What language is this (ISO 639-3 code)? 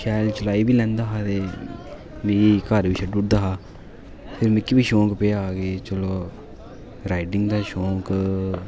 doi